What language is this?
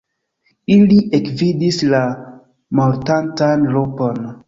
Esperanto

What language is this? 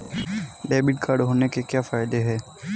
Hindi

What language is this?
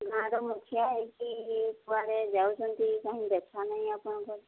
Odia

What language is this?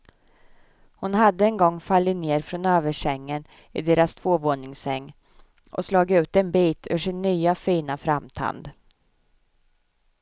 Swedish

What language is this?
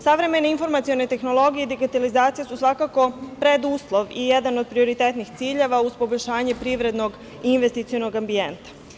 Serbian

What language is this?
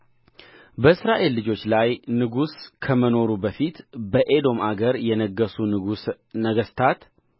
Amharic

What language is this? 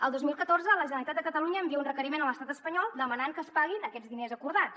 Catalan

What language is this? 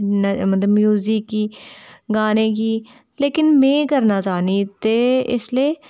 Dogri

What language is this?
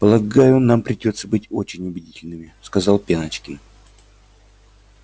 Russian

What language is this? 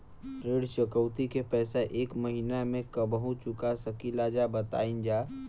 Bhojpuri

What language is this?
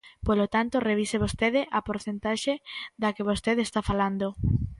Galician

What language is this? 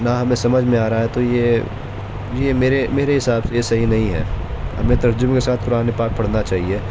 Urdu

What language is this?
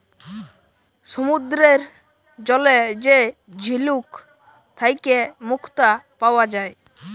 Bangla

